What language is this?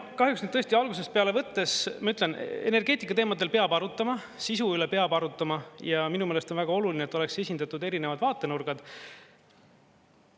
Estonian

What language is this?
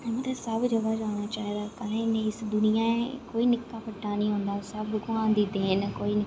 Dogri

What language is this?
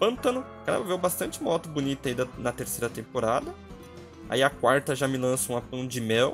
Portuguese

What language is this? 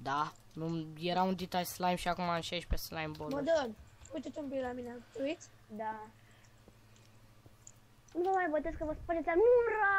Romanian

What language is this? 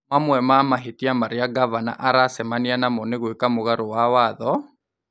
Kikuyu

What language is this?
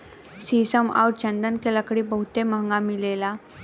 Bhojpuri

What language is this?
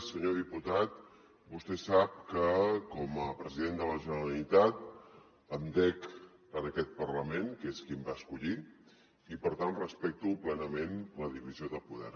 Catalan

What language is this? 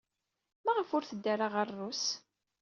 Kabyle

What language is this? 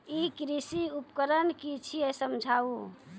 Maithili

